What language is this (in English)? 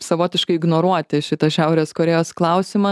Lithuanian